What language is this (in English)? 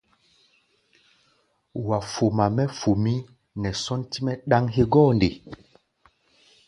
Gbaya